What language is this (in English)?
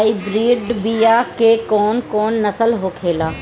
Bhojpuri